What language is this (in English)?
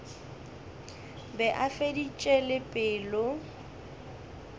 Northern Sotho